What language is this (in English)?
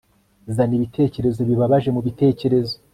Kinyarwanda